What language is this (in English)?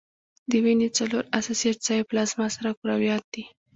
Pashto